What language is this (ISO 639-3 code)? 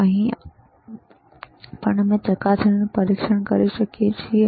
guj